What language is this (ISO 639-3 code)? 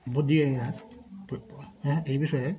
ben